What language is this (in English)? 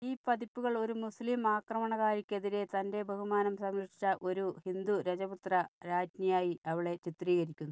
Malayalam